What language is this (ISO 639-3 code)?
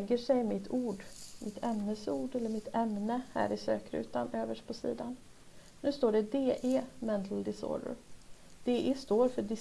swe